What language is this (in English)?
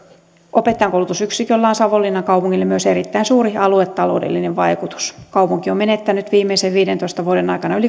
Finnish